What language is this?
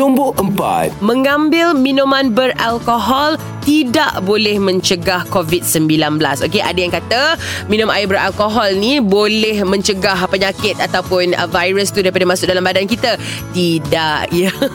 Malay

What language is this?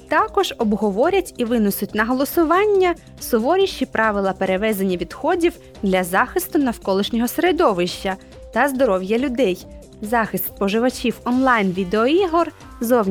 Ukrainian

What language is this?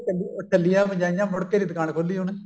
Punjabi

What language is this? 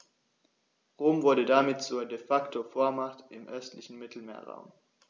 German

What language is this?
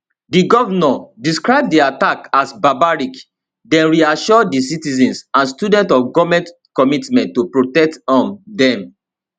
Nigerian Pidgin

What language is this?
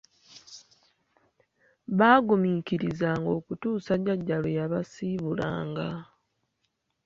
Ganda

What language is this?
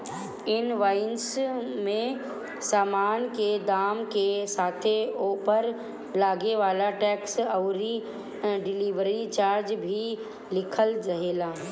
Bhojpuri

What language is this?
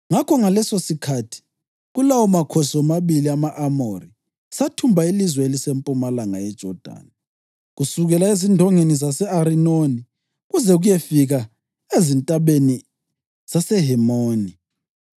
North Ndebele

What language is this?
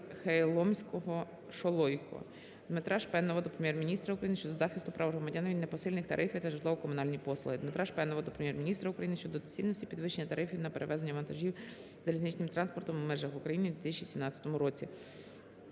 Ukrainian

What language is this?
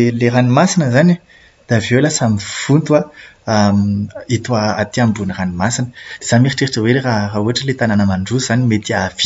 Malagasy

